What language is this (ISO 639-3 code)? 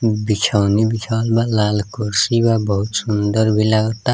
bho